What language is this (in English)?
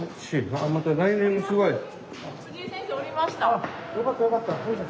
Japanese